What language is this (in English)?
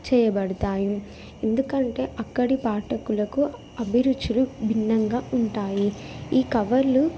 Telugu